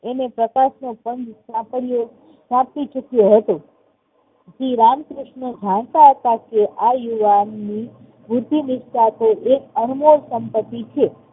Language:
Gujarati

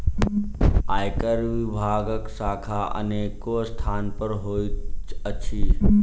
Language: Maithili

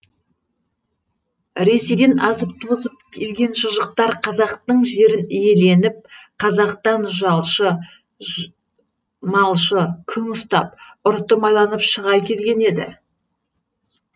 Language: Kazakh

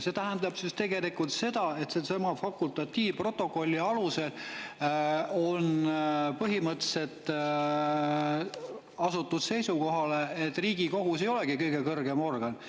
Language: Estonian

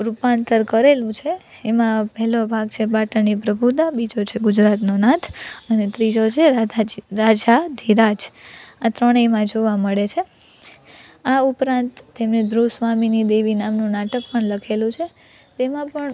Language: Gujarati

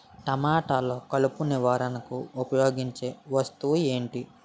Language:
Telugu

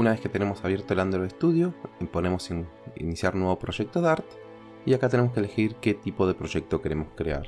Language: Spanish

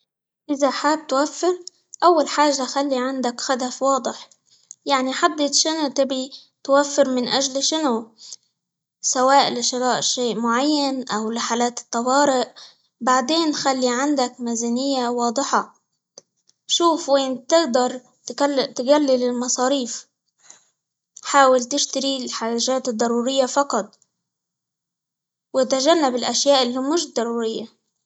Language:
Libyan Arabic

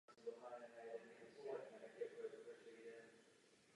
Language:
Czech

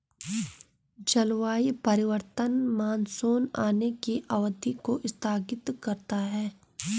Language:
Hindi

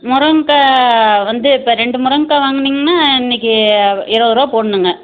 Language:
Tamil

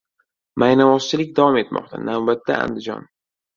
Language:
Uzbek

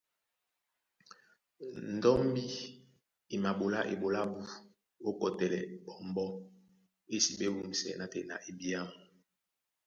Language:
Duala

